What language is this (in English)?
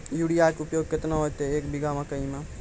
Maithili